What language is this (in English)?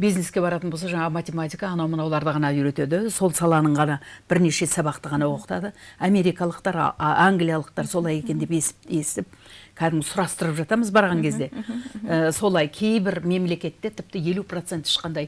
Turkish